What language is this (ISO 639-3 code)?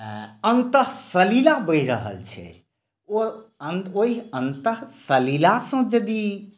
mai